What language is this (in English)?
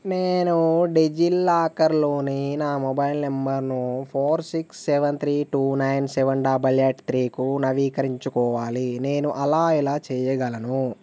Telugu